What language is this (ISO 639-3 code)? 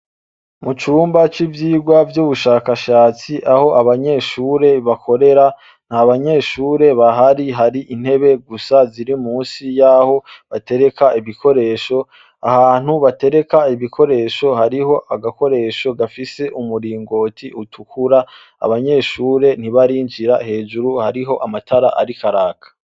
run